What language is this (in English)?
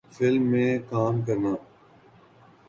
Urdu